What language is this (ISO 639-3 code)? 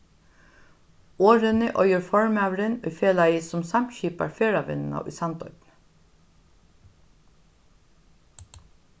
fao